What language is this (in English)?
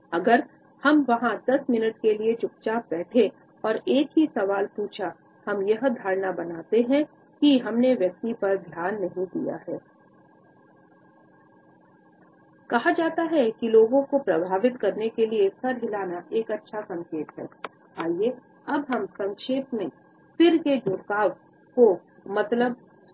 Hindi